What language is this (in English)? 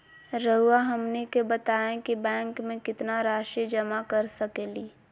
Magahi